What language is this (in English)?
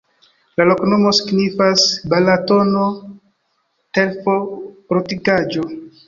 Esperanto